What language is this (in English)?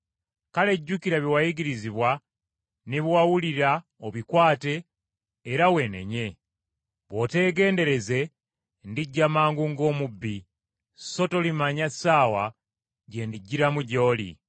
Ganda